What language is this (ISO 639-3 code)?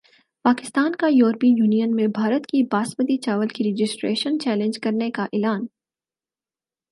urd